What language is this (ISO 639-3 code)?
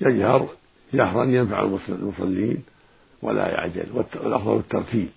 ara